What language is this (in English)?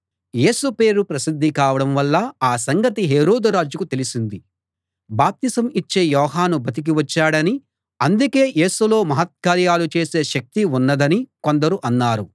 Telugu